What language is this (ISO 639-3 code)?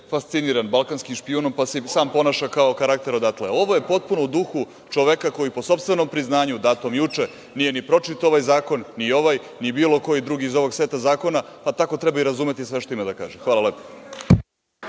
srp